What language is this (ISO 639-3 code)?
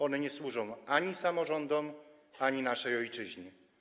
pol